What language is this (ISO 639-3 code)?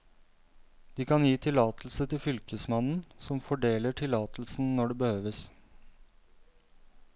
nor